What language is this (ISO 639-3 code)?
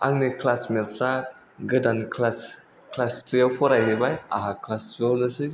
brx